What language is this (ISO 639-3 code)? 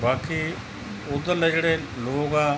pan